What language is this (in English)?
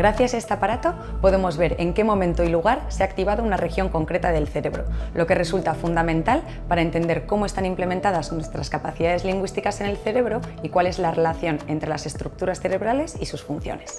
Spanish